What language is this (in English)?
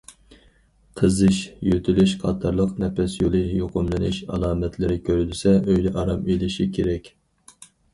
Uyghur